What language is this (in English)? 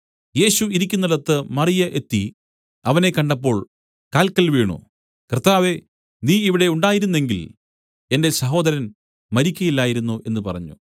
Malayalam